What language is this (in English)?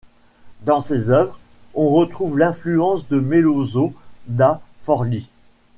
French